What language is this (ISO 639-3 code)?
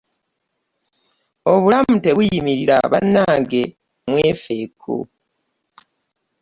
lug